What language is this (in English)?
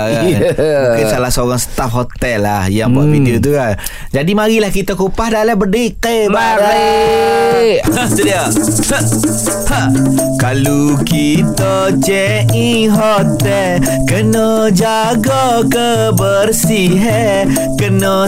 Malay